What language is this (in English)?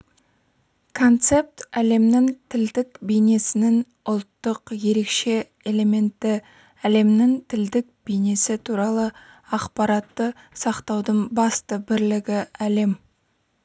Kazakh